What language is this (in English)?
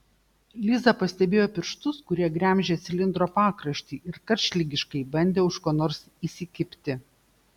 Lithuanian